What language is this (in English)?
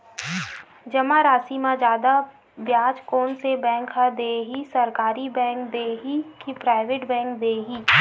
Chhattisgarhi